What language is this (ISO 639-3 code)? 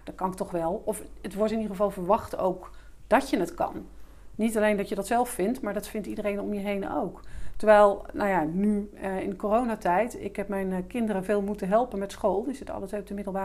nld